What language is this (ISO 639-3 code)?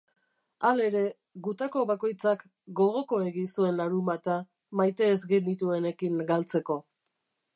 eus